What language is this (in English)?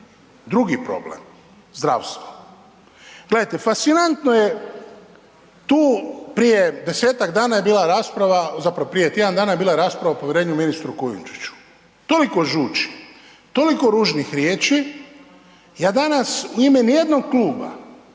Croatian